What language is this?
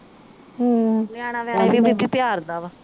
Punjabi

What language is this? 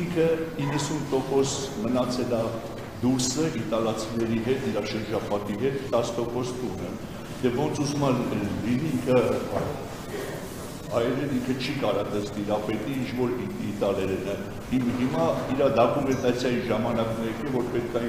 Romanian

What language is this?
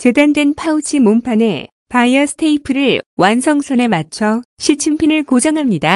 Korean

